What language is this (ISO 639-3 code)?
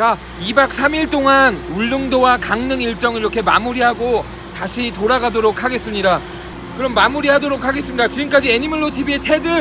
kor